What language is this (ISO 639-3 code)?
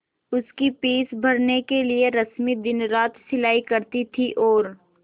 hin